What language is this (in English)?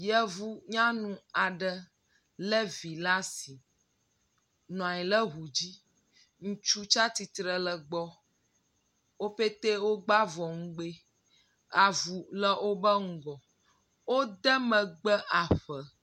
Ewe